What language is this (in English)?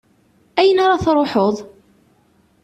Kabyle